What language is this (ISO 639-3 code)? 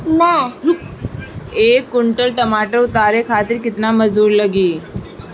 bho